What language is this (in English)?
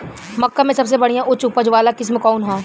Bhojpuri